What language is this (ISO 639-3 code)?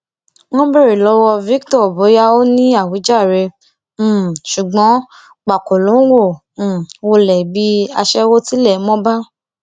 yor